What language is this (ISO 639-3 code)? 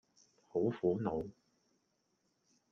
yue